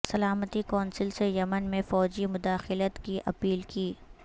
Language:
Urdu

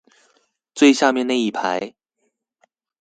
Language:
Chinese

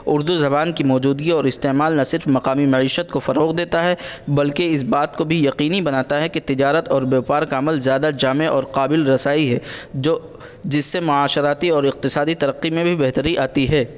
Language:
Urdu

